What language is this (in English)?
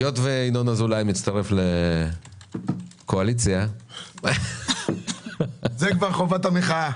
Hebrew